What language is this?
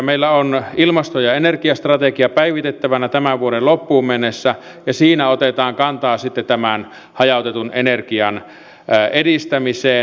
Finnish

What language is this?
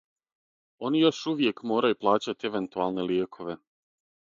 Serbian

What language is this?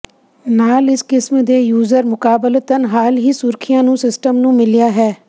Punjabi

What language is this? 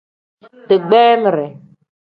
Tem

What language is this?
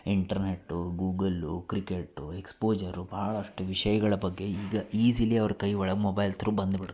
Kannada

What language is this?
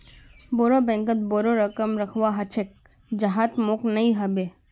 Magahi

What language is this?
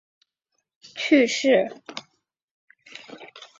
Chinese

